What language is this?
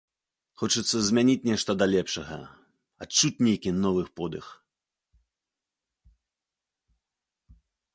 Belarusian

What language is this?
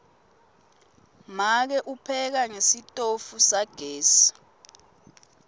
Swati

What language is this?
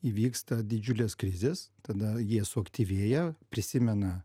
Lithuanian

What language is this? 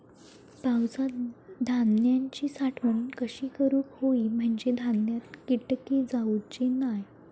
Marathi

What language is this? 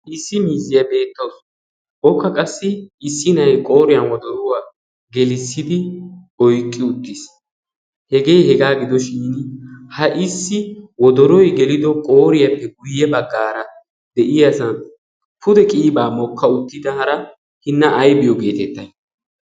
Wolaytta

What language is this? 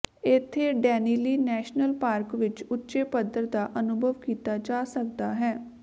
Punjabi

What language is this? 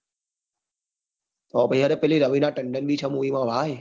Gujarati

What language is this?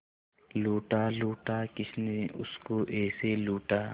Hindi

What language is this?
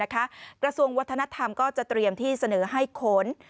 Thai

